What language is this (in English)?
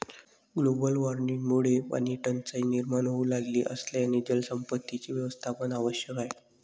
Marathi